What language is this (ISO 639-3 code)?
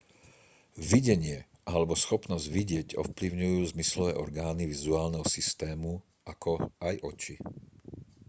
slk